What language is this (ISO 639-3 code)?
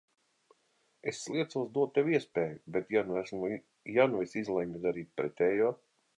lav